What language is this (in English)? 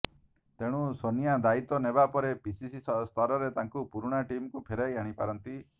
Odia